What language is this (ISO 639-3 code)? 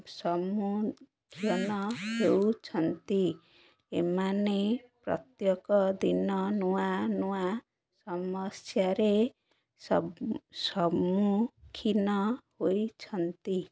ori